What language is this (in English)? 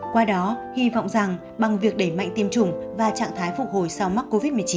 Vietnamese